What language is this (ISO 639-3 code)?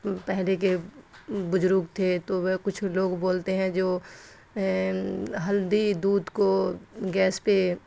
urd